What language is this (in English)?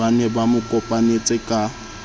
Southern Sotho